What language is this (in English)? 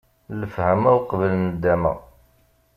Kabyle